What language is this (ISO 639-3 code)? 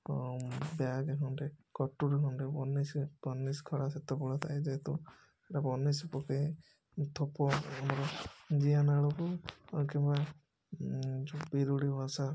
ori